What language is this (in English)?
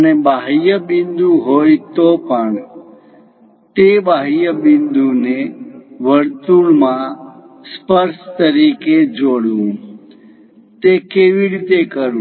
Gujarati